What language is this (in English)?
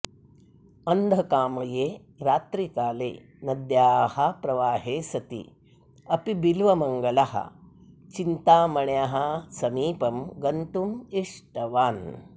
Sanskrit